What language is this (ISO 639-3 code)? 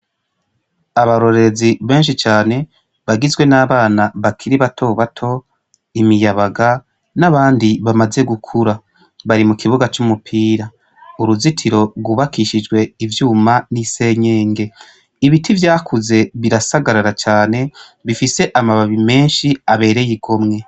run